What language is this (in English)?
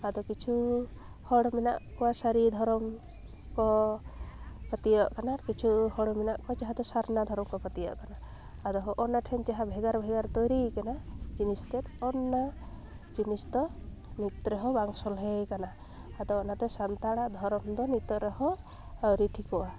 Santali